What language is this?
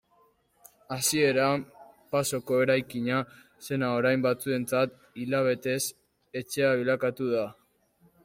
Basque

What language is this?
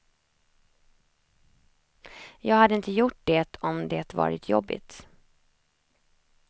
Swedish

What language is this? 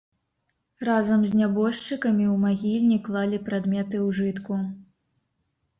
Belarusian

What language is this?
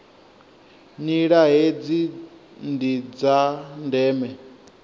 Venda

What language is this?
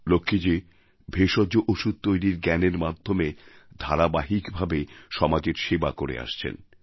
Bangla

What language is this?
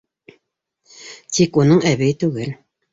Bashkir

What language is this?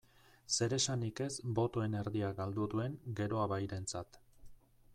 Basque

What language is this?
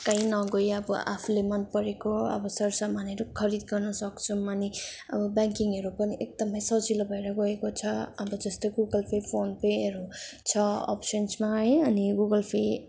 Nepali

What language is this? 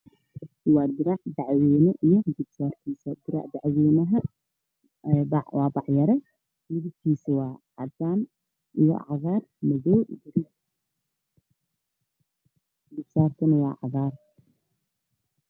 Somali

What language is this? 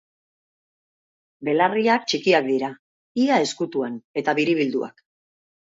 Basque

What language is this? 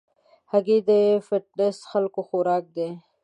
Pashto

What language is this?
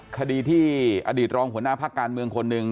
Thai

